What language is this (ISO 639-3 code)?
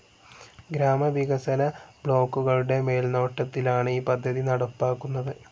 mal